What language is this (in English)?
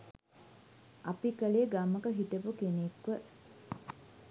Sinhala